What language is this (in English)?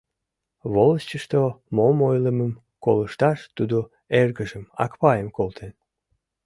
Mari